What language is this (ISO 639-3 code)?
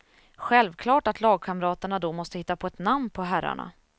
swe